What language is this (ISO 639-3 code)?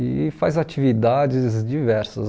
por